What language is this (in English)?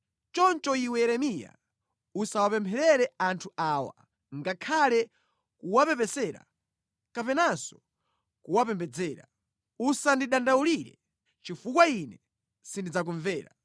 Nyanja